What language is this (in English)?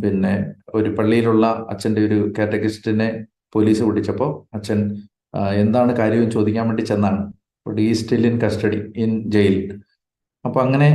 Malayalam